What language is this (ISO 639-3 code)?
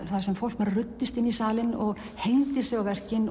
isl